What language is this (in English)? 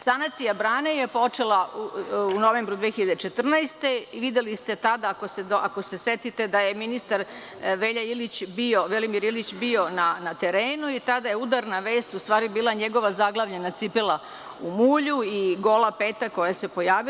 Serbian